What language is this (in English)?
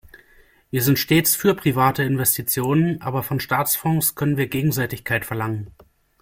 German